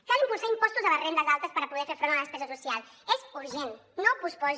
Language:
Catalan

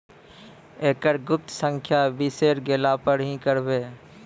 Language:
Maithili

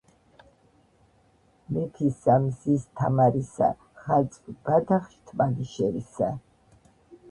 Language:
Georgian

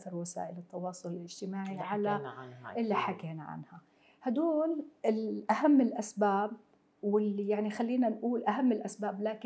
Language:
Arabic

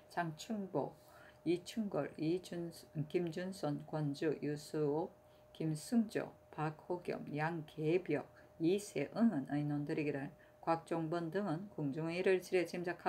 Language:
Korean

